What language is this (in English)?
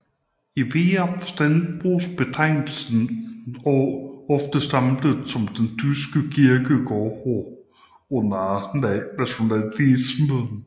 Danish